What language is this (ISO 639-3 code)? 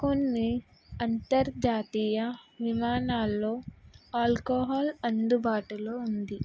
tel